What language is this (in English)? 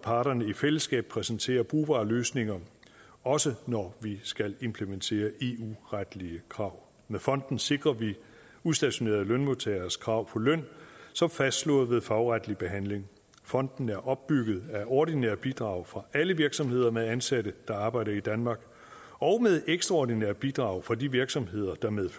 Danish